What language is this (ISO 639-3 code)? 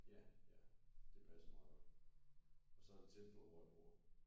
dan